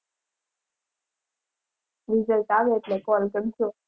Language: Gujarati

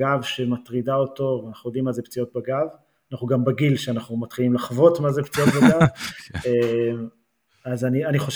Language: Hebrew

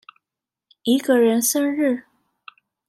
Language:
Chinese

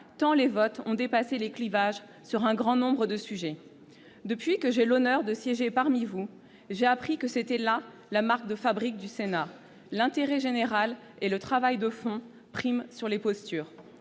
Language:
French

